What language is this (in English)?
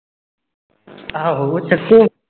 Punjabi